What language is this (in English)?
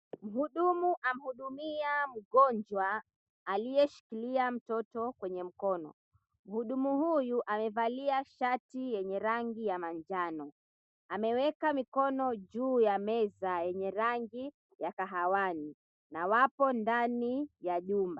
Swahili